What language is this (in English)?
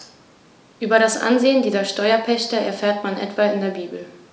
German